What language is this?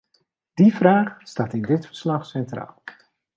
Dutch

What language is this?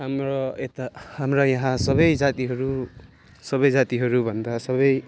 Nepali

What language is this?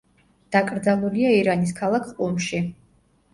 Georgian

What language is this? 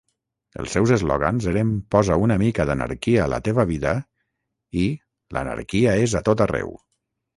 Catalan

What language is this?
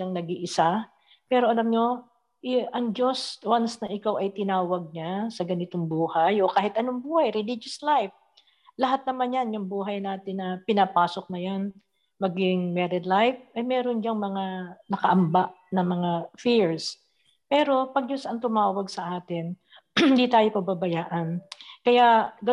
Filipino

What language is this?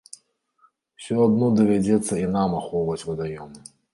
Belarusian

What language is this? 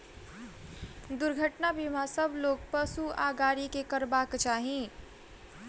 Maithili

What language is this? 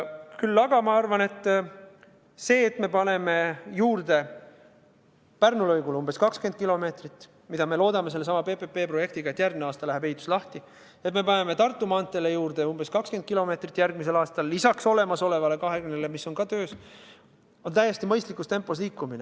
Estonian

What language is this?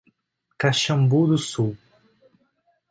Portuguese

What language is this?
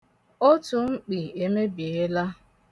Igbo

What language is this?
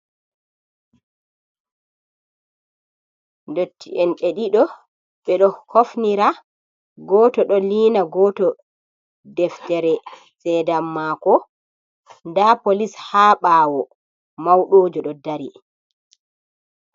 Fula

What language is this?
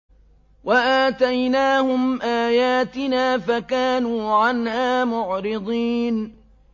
Arabic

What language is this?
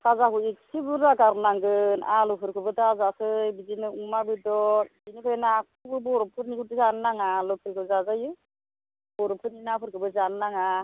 Bodo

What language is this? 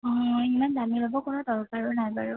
Assamese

